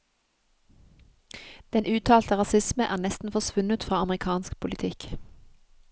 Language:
Norwegian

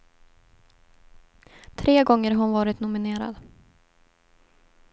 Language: Swedish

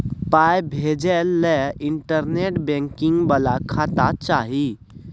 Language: Maithili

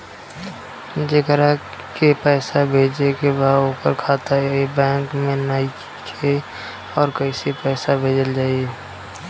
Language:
Bhojpuri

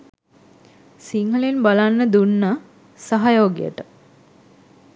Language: Sinhala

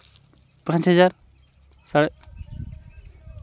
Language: Santali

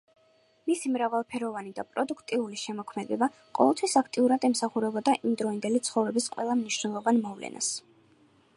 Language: Georgian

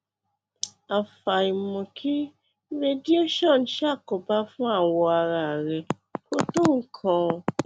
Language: Yoruba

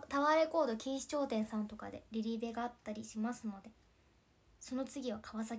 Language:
Japanese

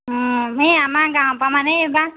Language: Assamese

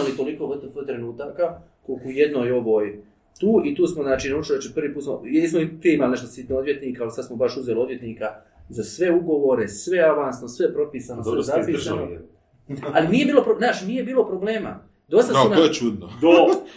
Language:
Croatian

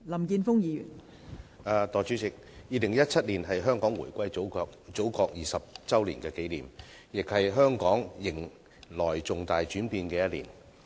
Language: Cantonese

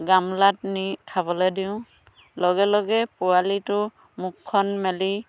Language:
Assamese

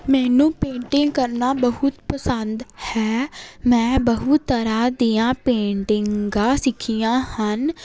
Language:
Punjabi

